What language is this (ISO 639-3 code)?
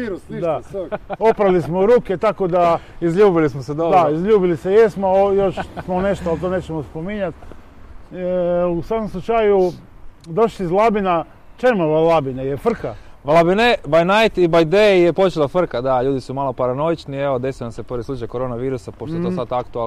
hrv